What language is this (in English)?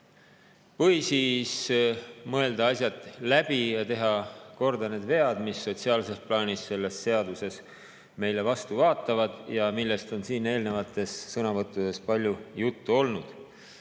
Estonian